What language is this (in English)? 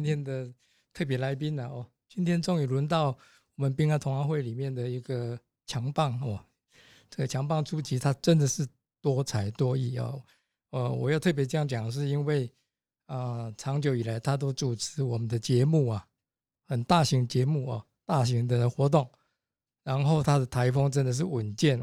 Chinese